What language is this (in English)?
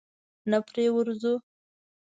Pashto